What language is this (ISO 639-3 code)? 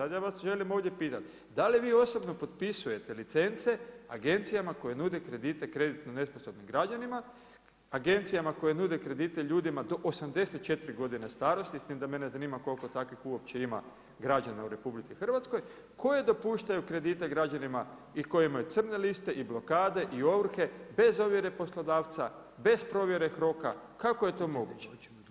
hrv